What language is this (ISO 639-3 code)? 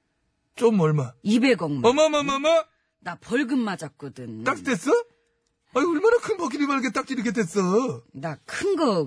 kor